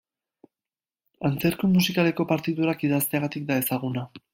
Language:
Basque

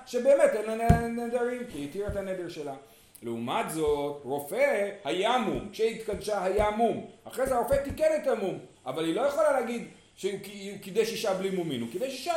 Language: Hebrew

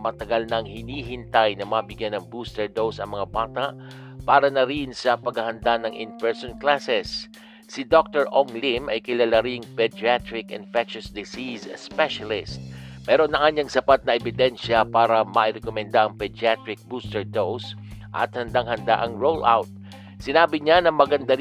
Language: Filipino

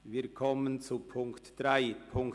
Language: Swiss German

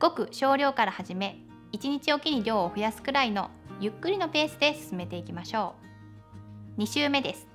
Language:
Japanese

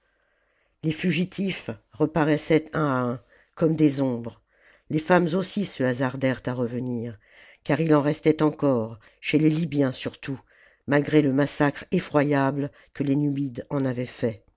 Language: French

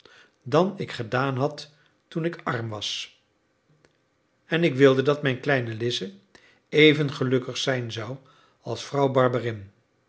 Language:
Dutch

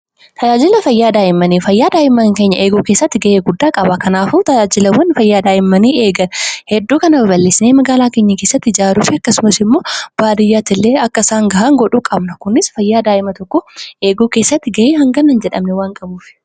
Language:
Oromo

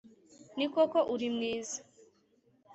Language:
Kinyarwanda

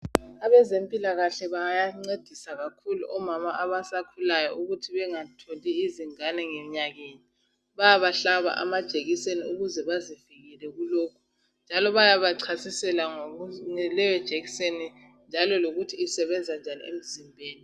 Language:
North Ndebele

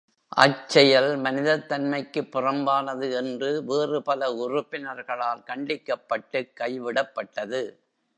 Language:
Tamil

